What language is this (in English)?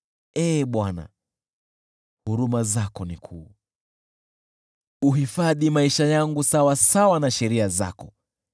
Swahili